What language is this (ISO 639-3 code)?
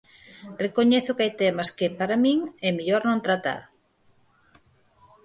glg